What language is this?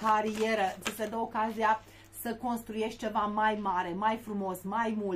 Romanian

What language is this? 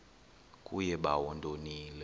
Xhosa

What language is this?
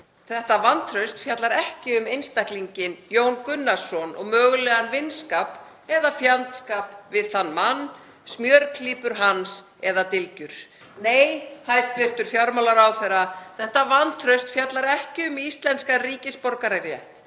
Icelandic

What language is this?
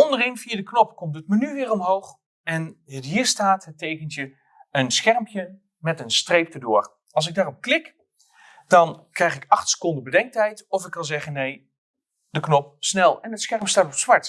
Dutch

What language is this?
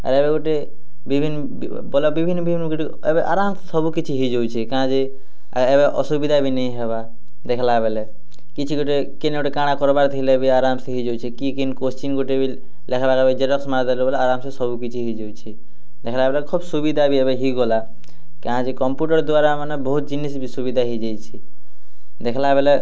Odia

